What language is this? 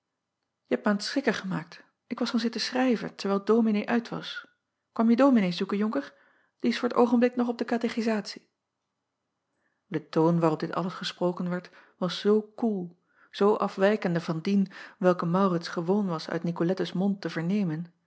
Dutch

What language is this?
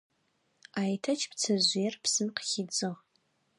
Adyghe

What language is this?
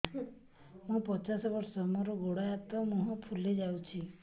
Odia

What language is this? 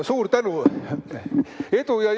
Estonian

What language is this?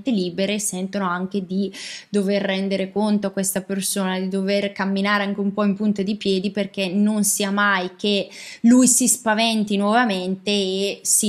Italian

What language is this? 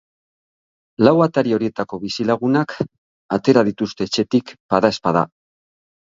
Basque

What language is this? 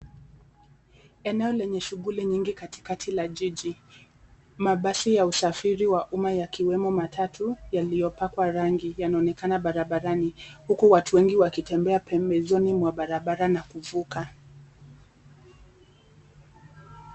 Swahili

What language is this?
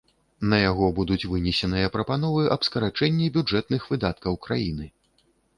Belarusian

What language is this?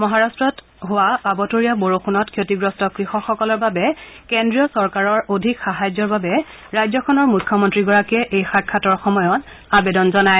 Assamese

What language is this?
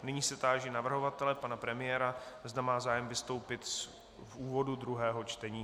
Czech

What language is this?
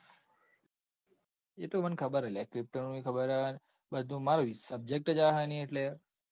Gujarati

